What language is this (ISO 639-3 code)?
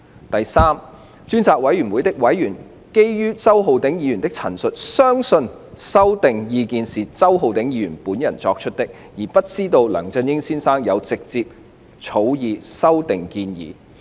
yue